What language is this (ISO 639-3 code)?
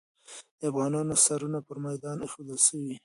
pus